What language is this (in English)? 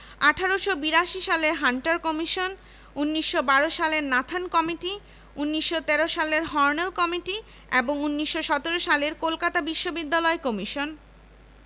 Bangla